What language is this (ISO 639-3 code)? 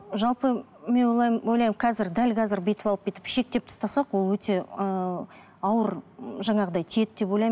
kaz